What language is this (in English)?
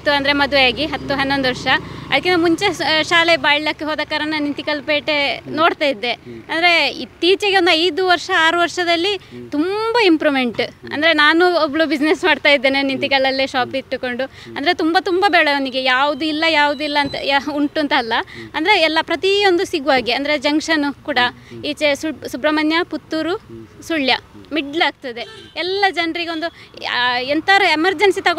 Kannada